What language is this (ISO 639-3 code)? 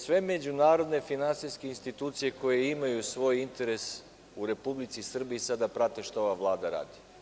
srp